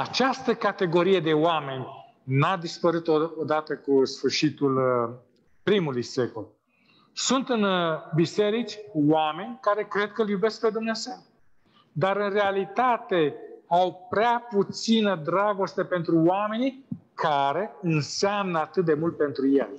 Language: Romanian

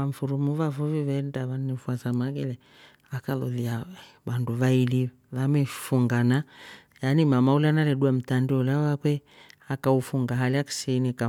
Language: Rombo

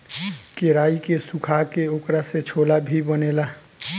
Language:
Bhojpuri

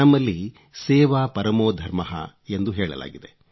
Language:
Kannada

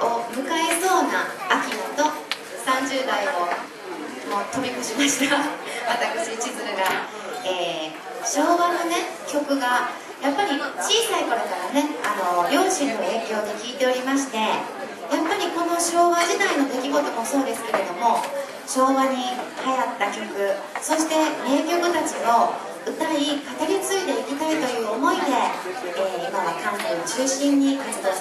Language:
Japanese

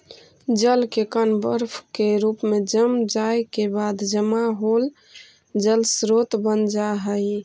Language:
Magahi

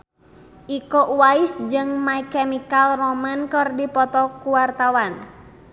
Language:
Sundanese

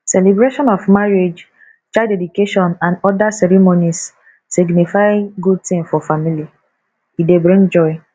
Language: Nigerian Pidgin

